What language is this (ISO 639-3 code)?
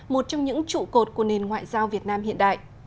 vie